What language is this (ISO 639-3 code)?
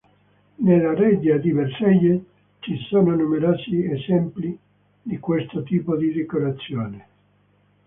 ita